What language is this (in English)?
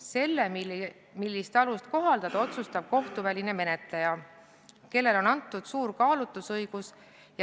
Estonian